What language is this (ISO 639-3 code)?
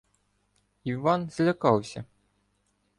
ukr